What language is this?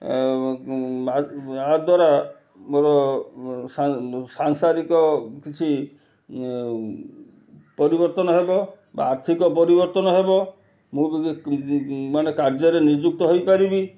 Odia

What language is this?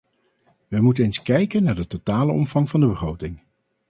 Dutch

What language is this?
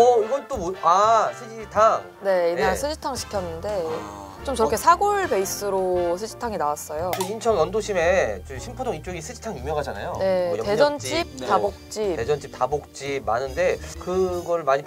Korean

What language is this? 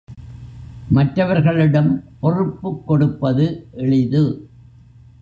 Tamil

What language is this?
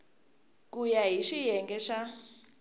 Tsonga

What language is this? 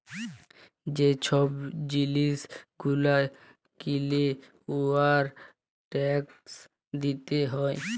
Bangla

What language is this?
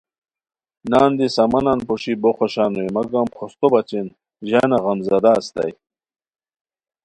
Khowar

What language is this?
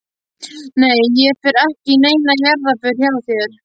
Icelandic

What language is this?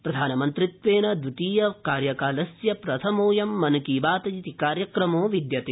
Sanskrit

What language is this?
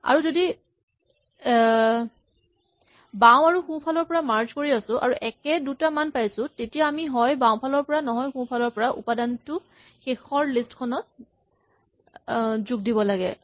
Assamese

